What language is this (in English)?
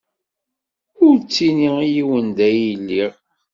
Kabyle